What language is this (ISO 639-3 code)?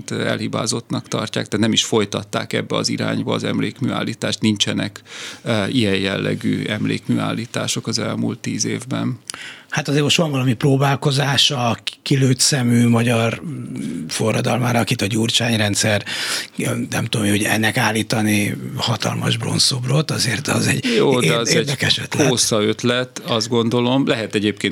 hun